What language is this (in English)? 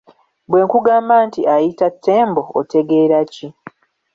Ganda